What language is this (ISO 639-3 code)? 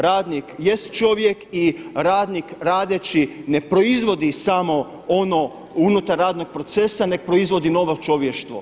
hrv